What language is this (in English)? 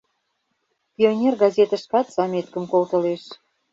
Mari